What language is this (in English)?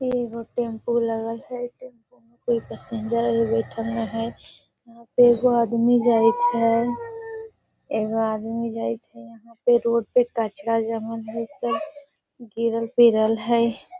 Magahi